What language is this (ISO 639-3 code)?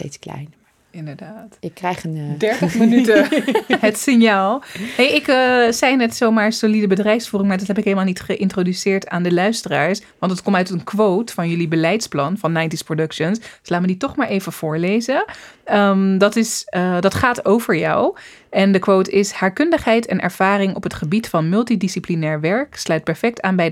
nld